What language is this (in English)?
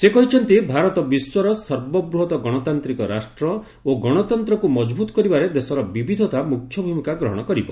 Odia